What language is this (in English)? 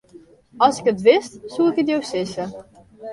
Western Frisian